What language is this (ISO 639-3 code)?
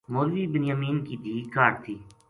gju